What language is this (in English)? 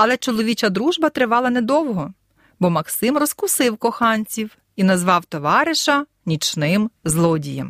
Ukrainian